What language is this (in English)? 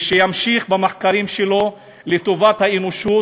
Hebrew